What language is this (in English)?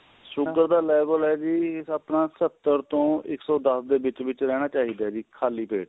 Punjabi